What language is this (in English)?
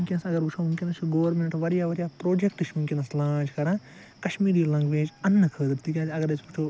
Kashmiri